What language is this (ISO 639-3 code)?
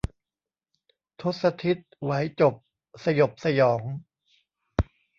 tha